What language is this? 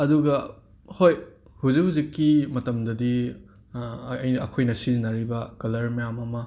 Manipuri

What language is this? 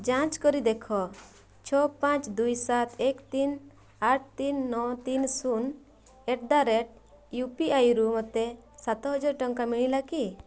Odia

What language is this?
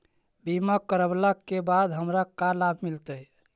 Magahi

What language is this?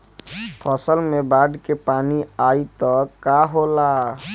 Bhojpuri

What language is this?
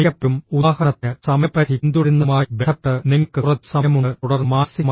Malayalam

